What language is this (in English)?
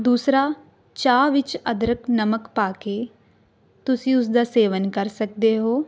Punjabi